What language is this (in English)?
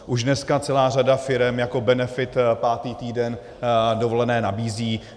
Czech